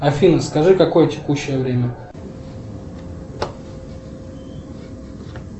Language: Russian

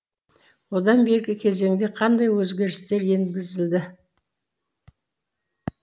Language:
Kazakh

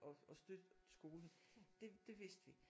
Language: Danish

